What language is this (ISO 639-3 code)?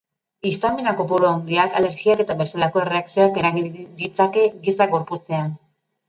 eus